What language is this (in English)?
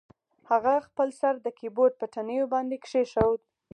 Pashto